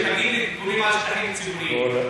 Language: Hebrew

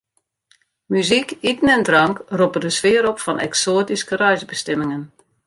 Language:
Western Frisian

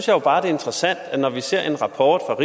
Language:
Danish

